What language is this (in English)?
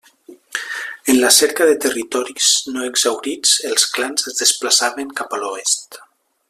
Catalan